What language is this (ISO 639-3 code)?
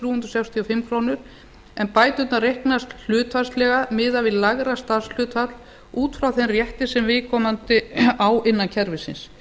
isl